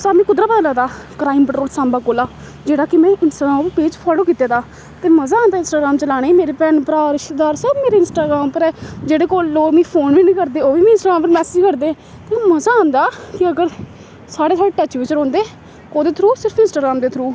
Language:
Dogri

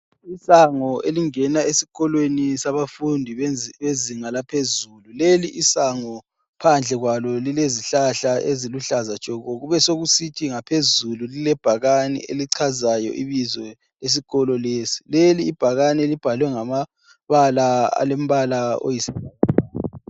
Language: North Ndebele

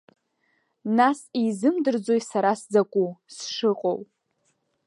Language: Abkhazian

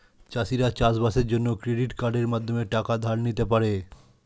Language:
Bangla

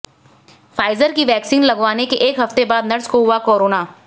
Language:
Hindi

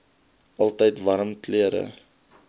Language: Afrikaans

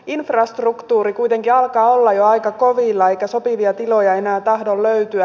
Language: Finnish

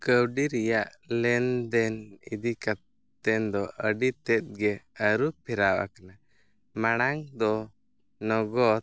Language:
Santali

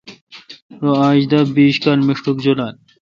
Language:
Kalkoti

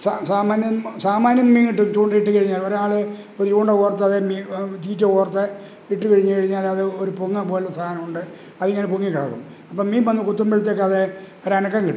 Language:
Malayalam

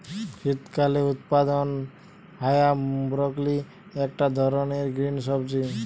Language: Bangla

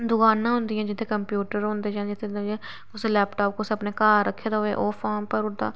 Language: Dogri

